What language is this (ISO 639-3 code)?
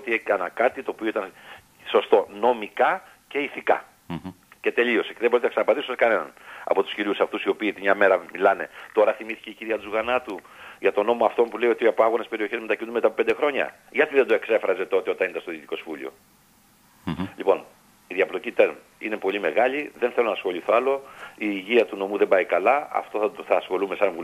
ell